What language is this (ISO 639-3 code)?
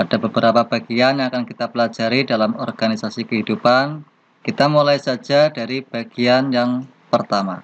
ind